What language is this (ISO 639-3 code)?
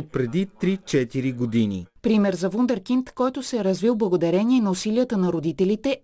bul